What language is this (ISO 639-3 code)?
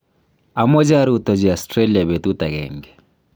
kln